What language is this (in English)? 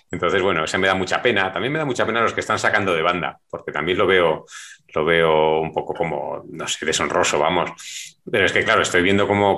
Spanish